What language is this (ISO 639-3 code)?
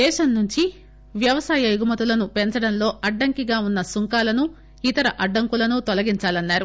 tel